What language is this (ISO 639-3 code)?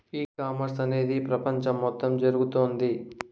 tel